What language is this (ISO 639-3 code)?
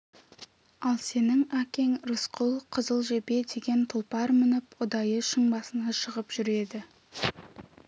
kaz